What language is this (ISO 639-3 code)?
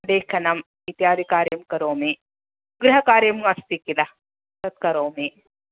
san